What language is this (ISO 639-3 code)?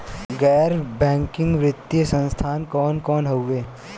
bho